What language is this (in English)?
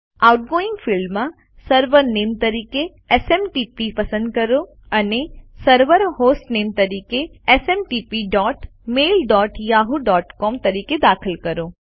Gujarati